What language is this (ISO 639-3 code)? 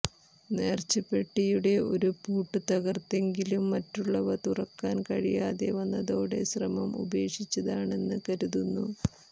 mal